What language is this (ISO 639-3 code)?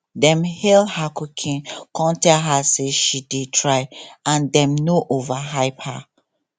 pcm